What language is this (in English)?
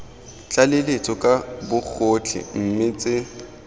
Tswana